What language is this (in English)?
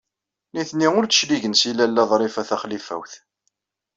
Kabyle